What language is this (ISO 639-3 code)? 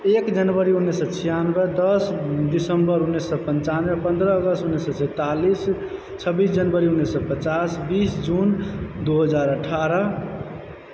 mai